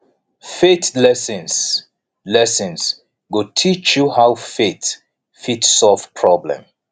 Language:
Nigerian Pidgin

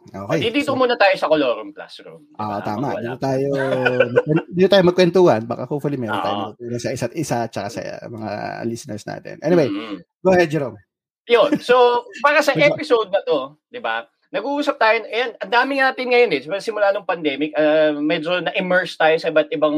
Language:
Filipino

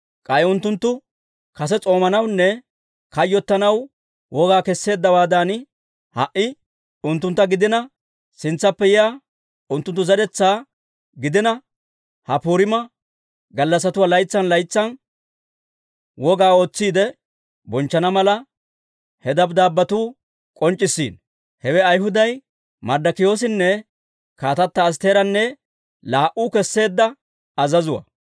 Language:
Dawro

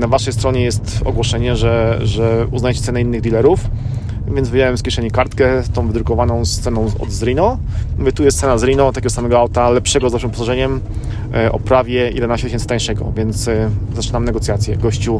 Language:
Polish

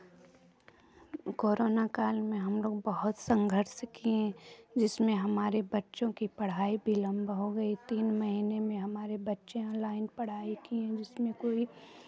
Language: Hindi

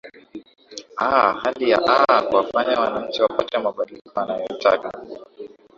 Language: Swahili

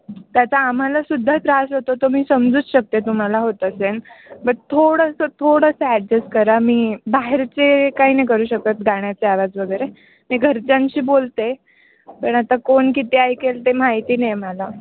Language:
Marathi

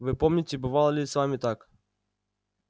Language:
Russian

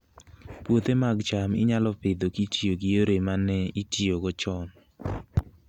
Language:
Luo (Kenya and Tanzania)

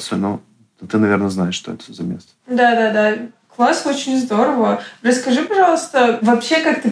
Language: Russian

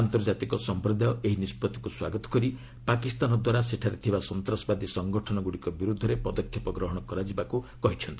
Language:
Odia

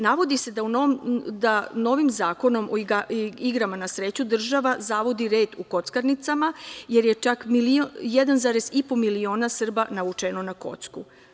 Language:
Serbian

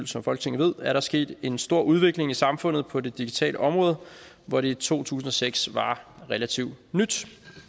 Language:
Danish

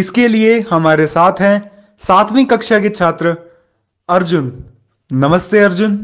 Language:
Hindi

